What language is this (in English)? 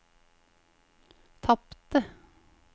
Norwegian